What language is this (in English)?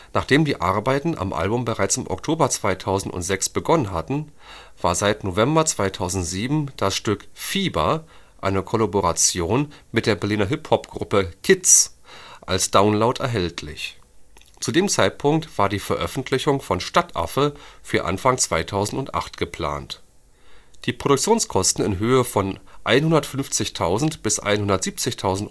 German